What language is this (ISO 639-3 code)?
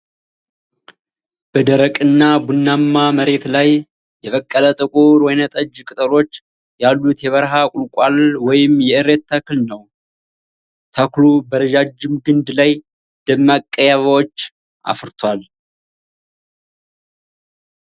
amh